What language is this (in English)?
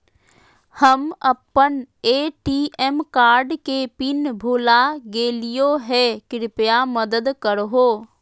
Magahi